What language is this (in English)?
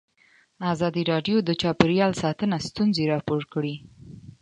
Pashto